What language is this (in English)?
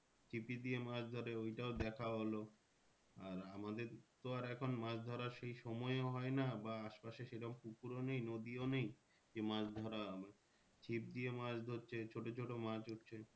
Bangla